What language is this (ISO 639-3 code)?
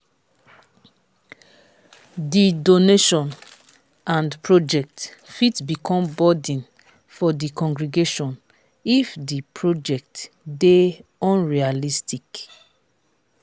pcm